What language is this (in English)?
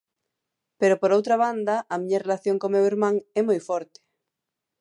Galician